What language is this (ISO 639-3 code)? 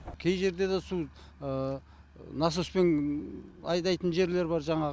kaz